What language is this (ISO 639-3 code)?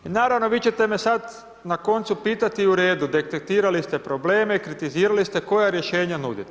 hrv